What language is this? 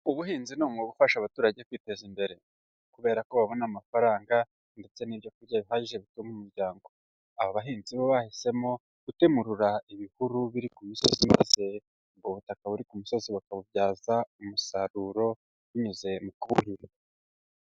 Kinyarwanda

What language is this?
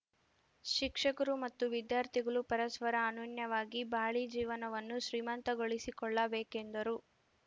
Kannada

